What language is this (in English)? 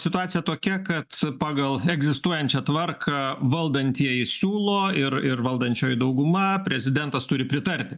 Lithuanian